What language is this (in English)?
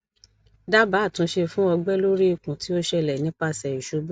Yoruba